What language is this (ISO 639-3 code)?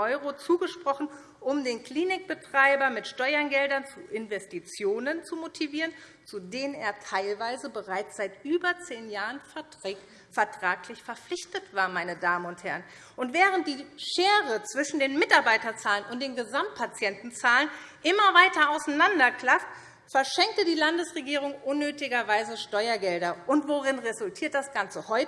deu